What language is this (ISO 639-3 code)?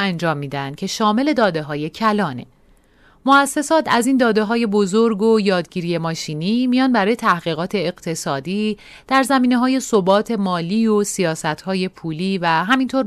fas